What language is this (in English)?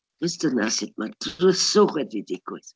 Welsh